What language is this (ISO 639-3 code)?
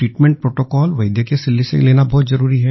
hin